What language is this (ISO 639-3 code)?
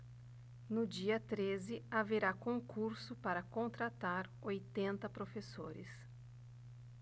por